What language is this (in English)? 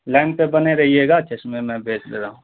Urdu